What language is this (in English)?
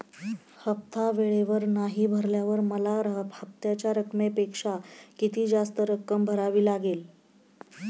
Marathi